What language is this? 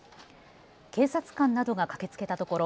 Japanese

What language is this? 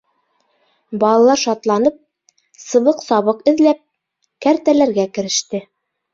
Bashkir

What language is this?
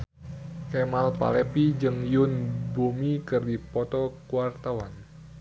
Sundanese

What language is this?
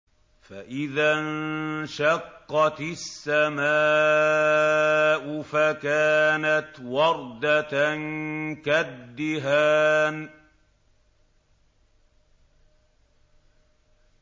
Arabic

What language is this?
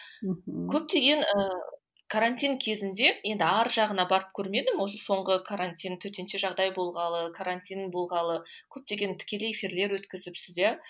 Kazakh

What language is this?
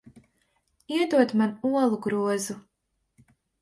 Latvian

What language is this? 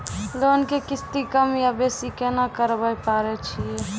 Maithili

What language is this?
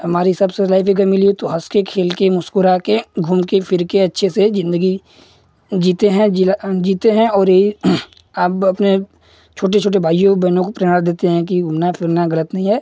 Hindi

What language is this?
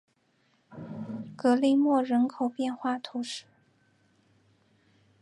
Chinese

